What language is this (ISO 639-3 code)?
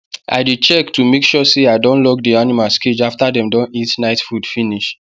pcm